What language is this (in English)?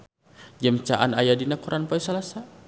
Sundanese